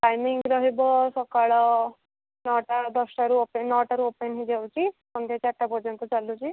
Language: Odia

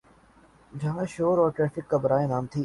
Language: Urdu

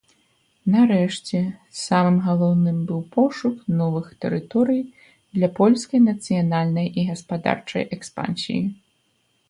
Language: Belarusian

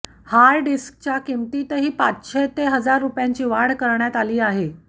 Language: Marathi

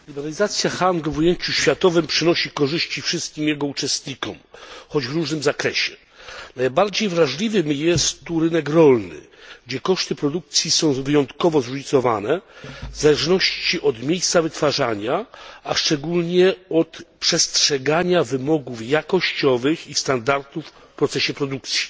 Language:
Polish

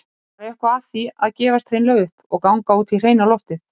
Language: Icelandic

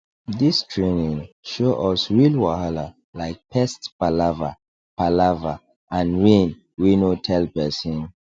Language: Nigerian Pidgin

